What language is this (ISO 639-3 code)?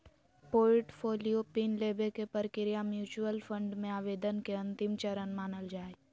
mag